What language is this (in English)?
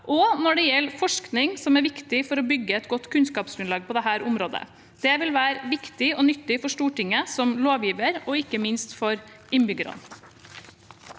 Norwegian